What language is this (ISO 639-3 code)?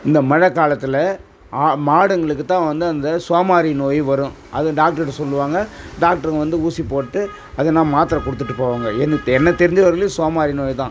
tam